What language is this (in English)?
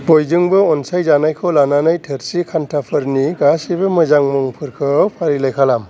Bodo